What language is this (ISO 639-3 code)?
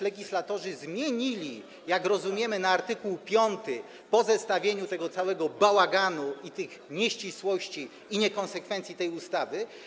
pol